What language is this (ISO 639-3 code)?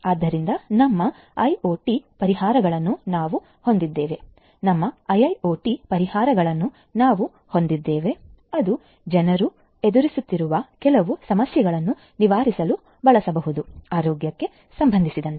kan